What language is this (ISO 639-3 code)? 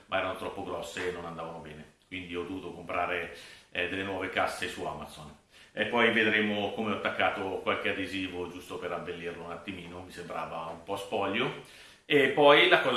ita